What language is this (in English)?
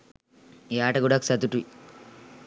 Sinhala